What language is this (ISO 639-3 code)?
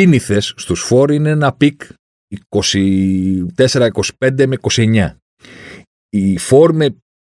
ell